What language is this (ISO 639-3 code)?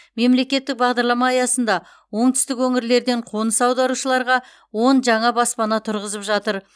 kaz